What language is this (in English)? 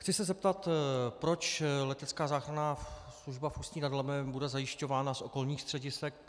Czech